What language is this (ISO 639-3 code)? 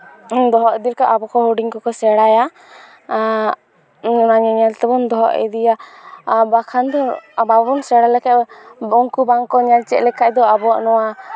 sat